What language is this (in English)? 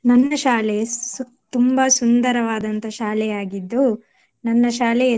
Kannada